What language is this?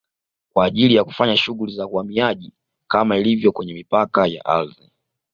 Swahili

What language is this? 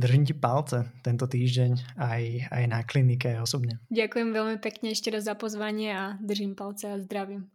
Slovak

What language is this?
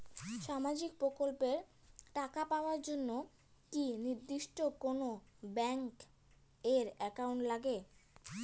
Bangla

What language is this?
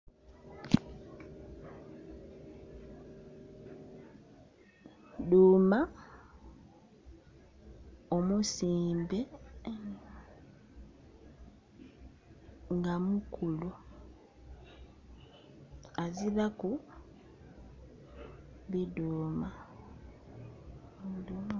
Soga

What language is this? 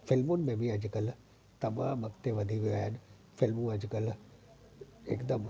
Sindhi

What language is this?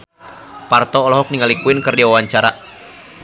Sundanese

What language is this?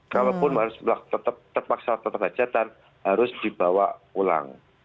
Indonesian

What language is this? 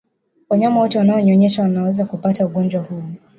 Swahili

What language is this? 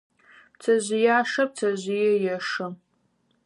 Adyghe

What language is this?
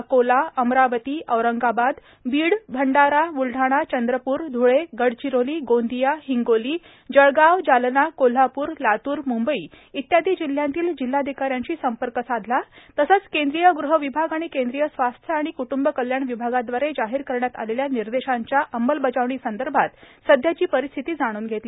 Marathi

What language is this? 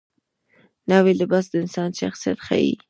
Pashto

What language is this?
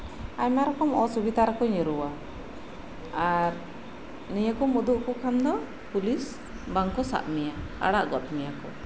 Santali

